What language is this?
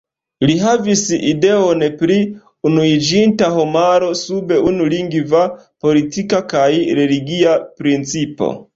Esperanto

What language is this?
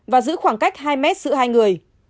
Vietnamese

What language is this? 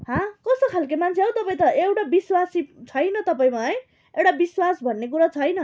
Nepali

